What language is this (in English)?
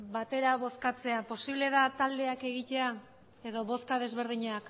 Basque